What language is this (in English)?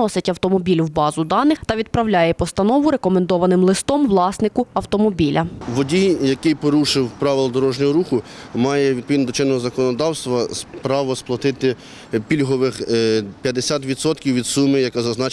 Ukrainian